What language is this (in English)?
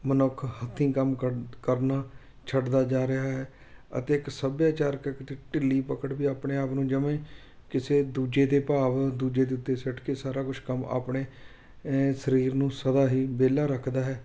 Punjabi